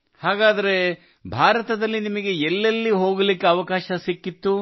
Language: Kannada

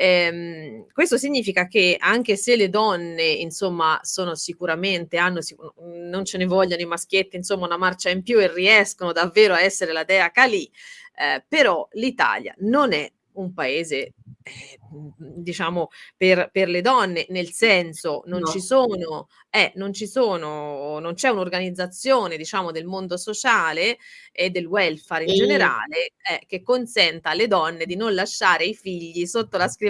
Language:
Italian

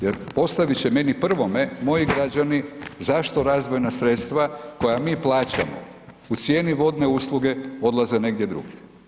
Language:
Croatian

